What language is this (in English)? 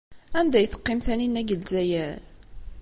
Kabyle